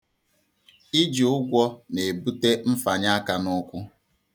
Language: Igbo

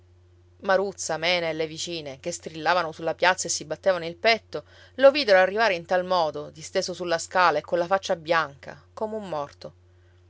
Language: Italian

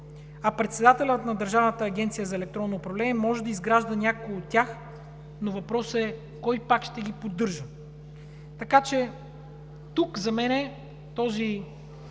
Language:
Bulgarian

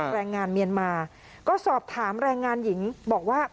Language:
Thai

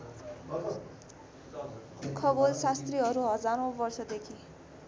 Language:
Nepali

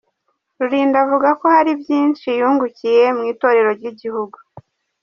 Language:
Kinyarwanda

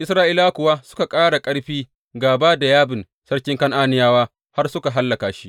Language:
Hausa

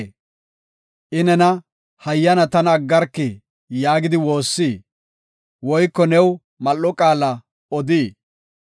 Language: Gofa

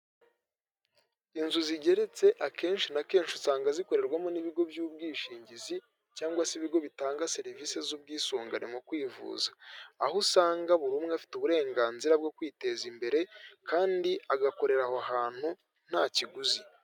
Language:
Kinyarwanda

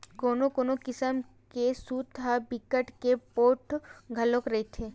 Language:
Chhattisgarhi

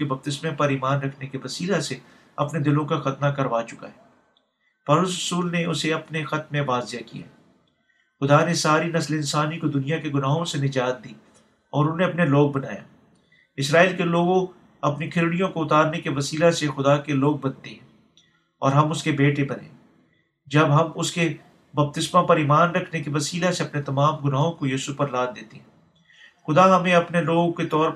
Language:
Urdu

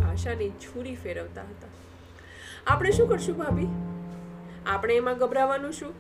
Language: Gujarati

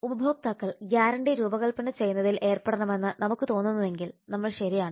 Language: Malayalam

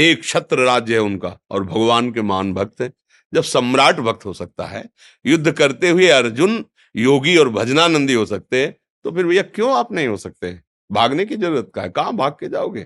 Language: Hindi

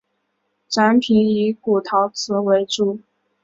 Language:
Chinese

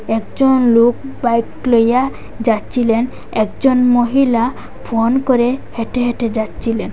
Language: Bangla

